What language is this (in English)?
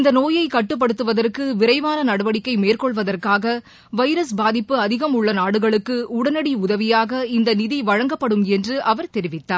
Tamil